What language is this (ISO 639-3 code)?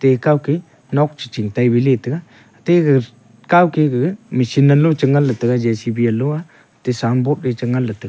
nnp